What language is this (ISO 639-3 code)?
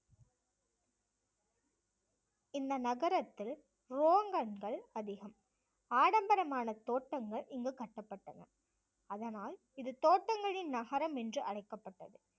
tam